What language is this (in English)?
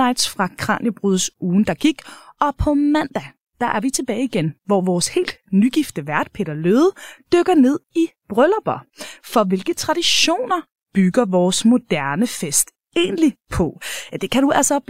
Danish